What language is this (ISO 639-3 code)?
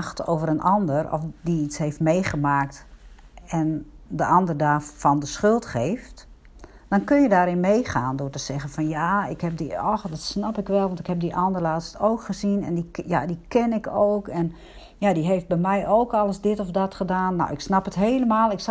nld